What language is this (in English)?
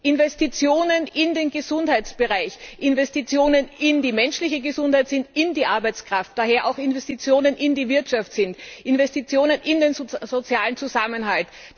German